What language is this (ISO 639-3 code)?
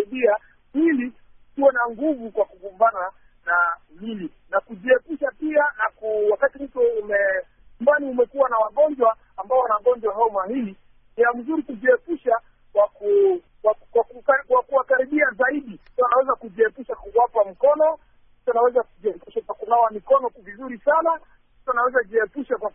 swa